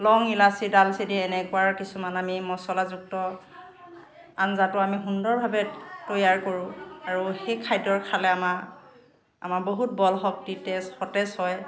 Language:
Assamese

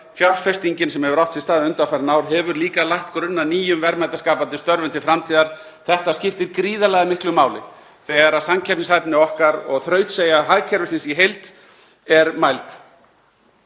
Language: Icelandic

